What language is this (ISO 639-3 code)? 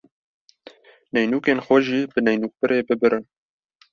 kur